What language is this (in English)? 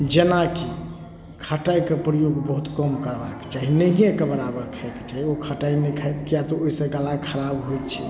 Maithili